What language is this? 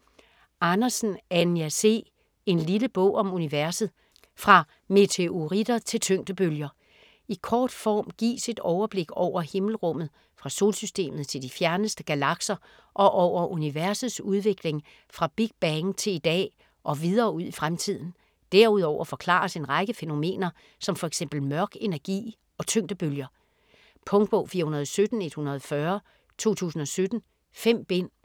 Danish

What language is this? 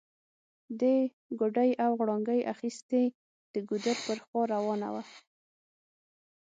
Pashto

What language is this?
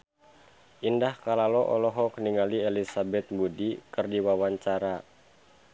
Sundanese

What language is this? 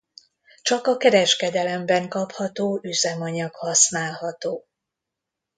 Hungarian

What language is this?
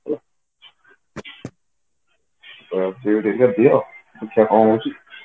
Odia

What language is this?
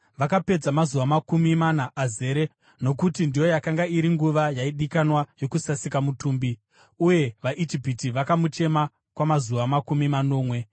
Shona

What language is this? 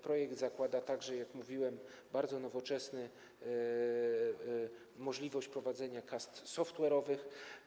Polish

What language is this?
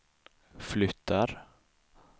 Swedish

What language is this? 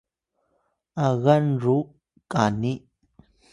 Atayal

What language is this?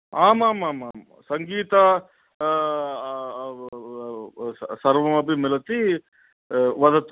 Sanskrit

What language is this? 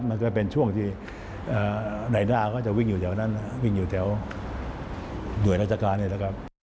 Thai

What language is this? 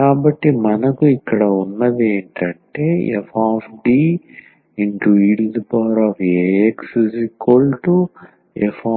Telugu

